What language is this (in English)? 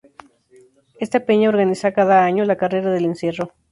Spanish